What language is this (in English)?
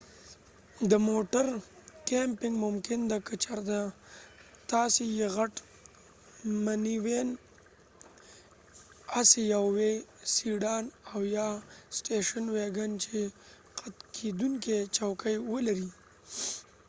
Pashto